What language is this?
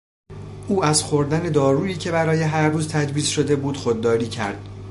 Persian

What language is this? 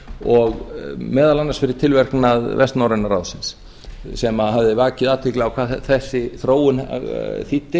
Icelandic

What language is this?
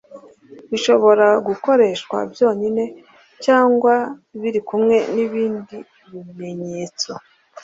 Kinyarwanda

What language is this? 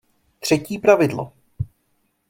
Czech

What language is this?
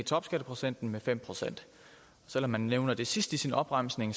Danish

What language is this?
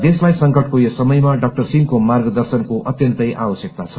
Nepali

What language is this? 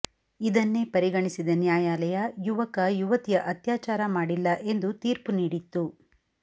Kannada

